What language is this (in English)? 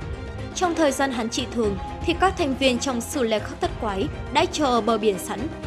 Vietnamese